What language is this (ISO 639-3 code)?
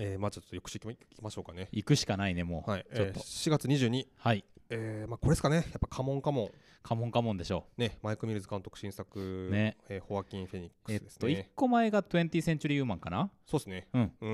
jpn